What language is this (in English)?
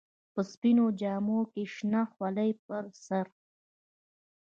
Pashto